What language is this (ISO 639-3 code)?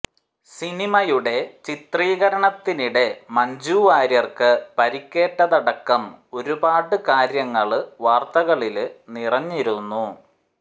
mal